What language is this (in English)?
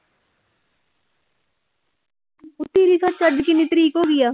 Punjabi